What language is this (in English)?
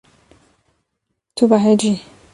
Kurdish